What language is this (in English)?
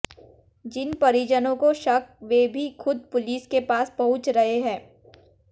Hindi